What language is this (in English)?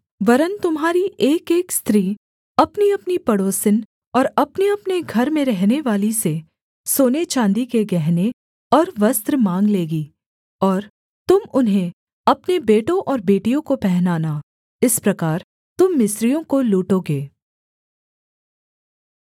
Hindi